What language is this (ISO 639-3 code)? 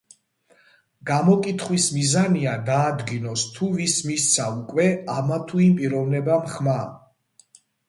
kat